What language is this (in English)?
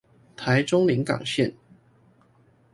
Chinese